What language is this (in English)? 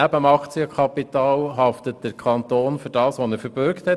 Swiss German